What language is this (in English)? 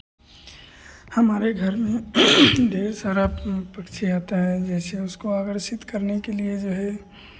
Hindi